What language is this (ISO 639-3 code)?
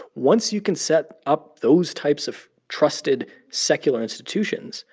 eng